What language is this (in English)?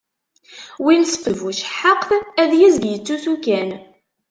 Kabyle